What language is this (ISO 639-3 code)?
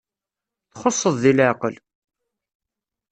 kab